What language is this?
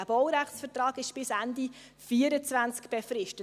Swiss German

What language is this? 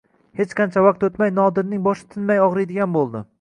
Uzbek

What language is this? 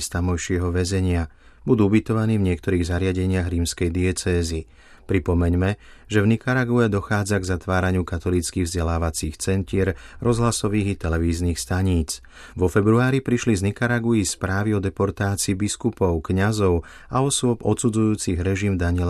Slovak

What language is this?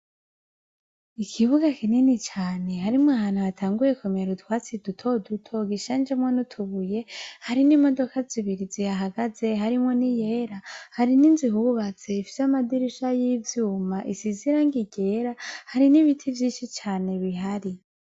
Rundi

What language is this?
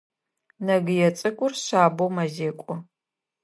Adyghe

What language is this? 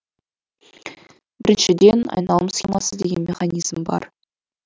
Kazakh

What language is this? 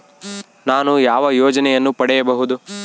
Kannada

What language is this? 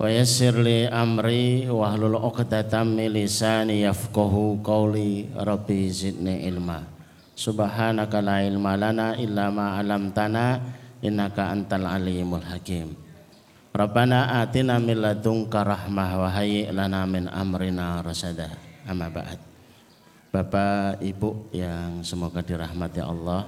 Indonesian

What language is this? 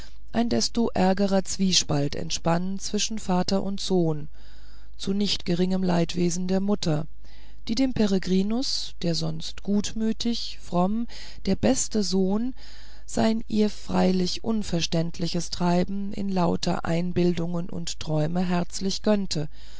German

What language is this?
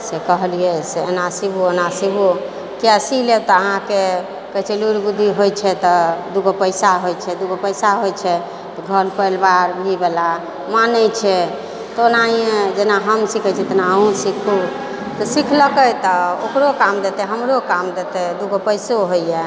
Maithili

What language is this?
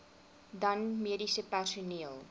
Afrikaans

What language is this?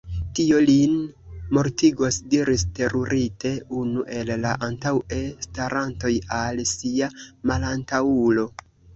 Esperanto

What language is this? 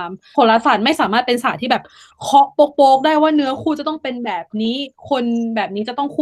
Thai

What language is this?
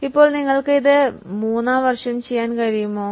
Malayalam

